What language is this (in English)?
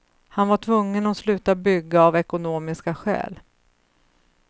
Swedish